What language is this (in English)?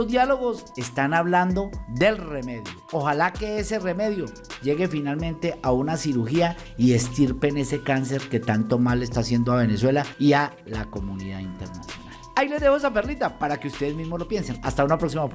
Spanish